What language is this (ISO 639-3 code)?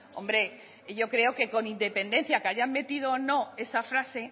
spa